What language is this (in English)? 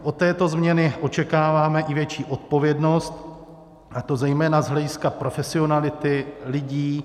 Czech